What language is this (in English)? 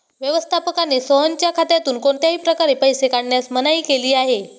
Marathi